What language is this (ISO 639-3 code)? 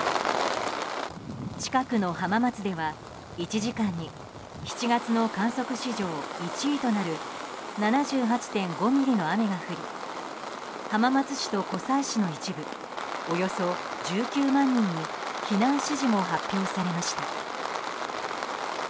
jpn